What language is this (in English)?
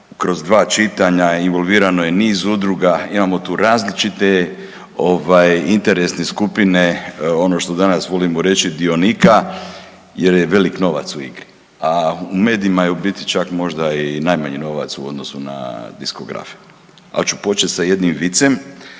Croatian